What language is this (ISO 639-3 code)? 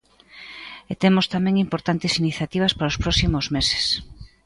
glg